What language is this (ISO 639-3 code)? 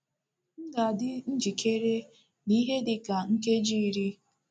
ibo